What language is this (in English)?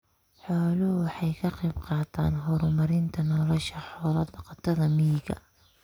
Somali